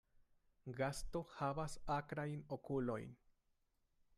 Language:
Esperanto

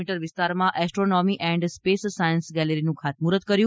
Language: Gujarati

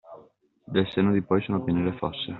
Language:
Italian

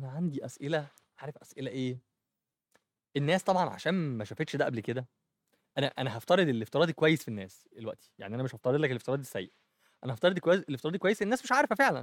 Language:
Arabic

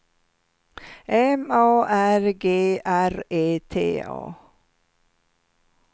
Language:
Swedish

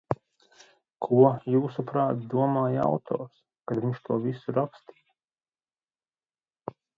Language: Latvian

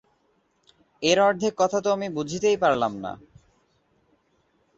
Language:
Bangla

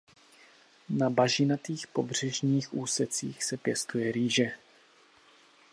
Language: Czech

